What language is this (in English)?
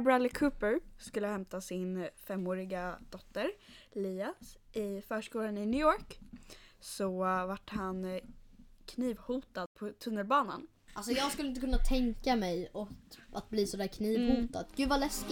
Swedish